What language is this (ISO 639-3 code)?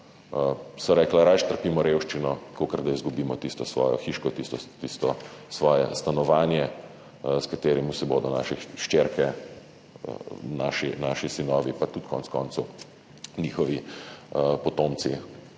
slv